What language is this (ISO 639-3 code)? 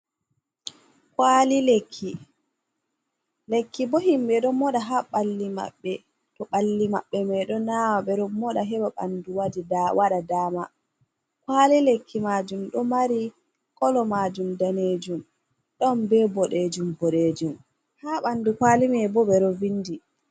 ful